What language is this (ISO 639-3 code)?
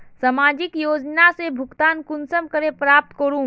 mag